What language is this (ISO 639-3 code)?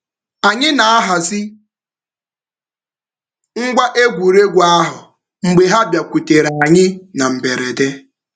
ibo